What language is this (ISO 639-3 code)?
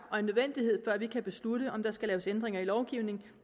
dan